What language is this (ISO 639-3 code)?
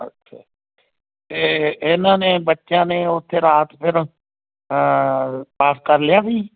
pan